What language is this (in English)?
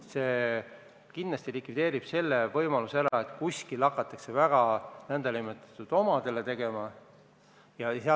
Estonian